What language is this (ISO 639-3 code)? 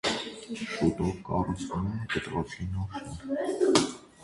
hye